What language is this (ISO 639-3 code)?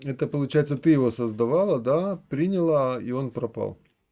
rus